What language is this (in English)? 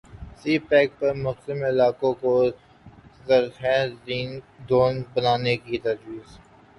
Urdu